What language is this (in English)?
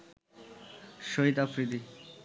Bangla